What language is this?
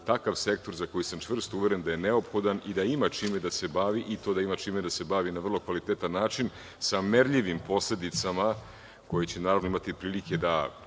Serbian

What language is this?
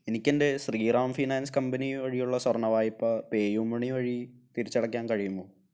Malayalam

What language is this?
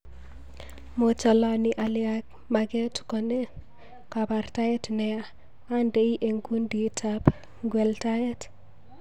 Kalenjin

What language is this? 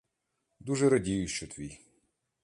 Ukrainian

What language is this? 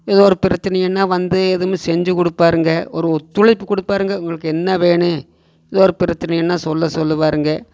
Tamil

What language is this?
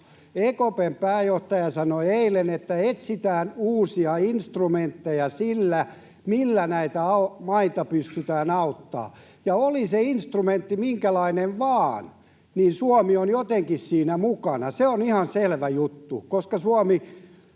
Finnish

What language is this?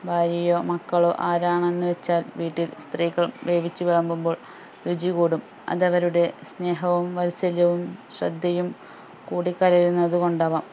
Malayalam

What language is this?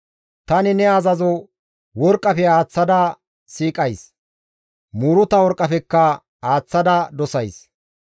Gamo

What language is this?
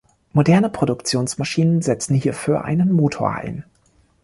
German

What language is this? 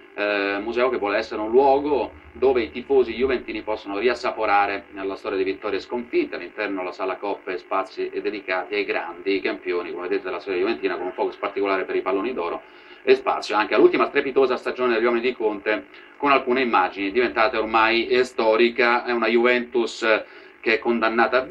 Italian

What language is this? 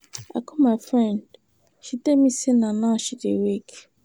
Nigerian Pidgin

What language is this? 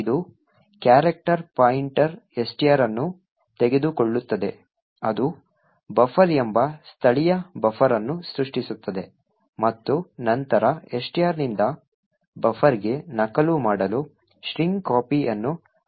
Kannada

